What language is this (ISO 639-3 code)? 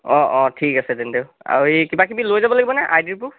asm